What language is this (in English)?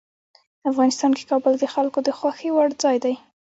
Pashto